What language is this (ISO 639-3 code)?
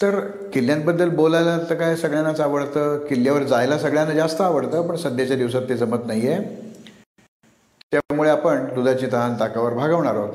mar